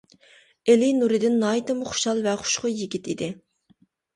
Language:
Uyghur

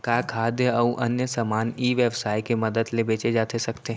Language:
Chhattisgarhi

